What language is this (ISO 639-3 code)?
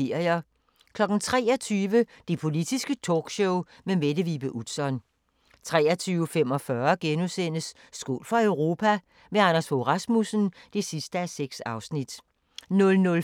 dan